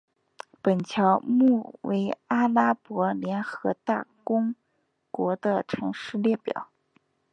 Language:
Chinese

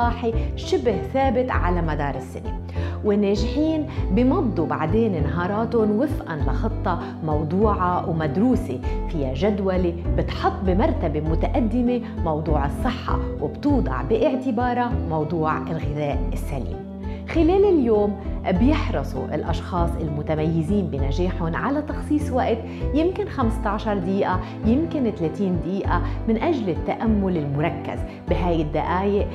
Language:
Arabic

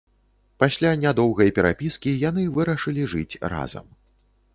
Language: Belarusian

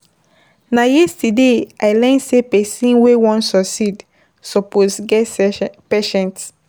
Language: Nigerian Pidgin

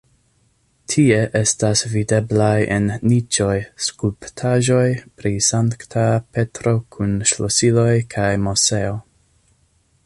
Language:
Esperanto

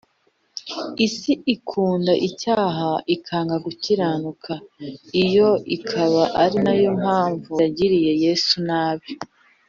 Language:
Kinyarwanda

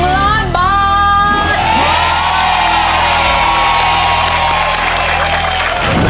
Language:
Thai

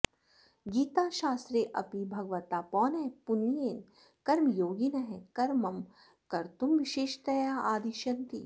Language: Sanskrit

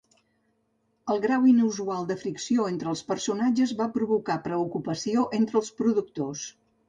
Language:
Catalan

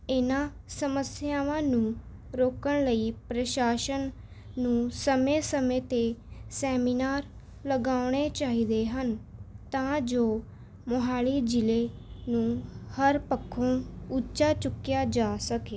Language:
Punjabi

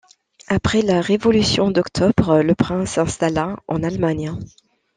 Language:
French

